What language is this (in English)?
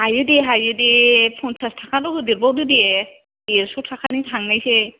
Bodo